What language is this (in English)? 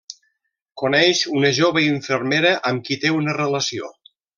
Catalan